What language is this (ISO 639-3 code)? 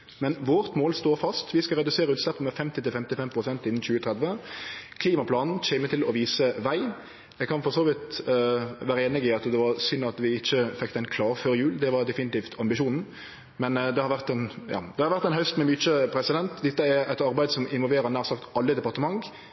nno